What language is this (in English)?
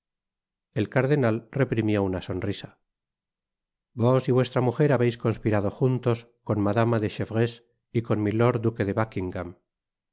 Spanish